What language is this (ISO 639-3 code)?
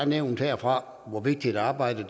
dan